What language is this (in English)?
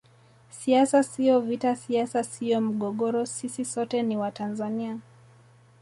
Swahili